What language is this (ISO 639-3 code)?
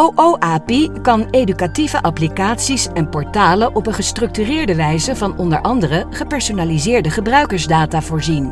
nld